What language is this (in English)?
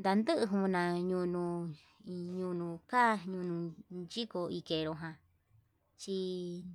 Yutanduchi Mixtec